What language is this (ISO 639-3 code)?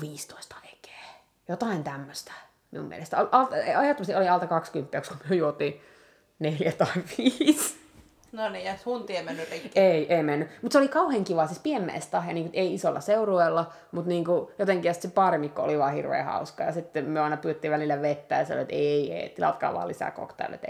fin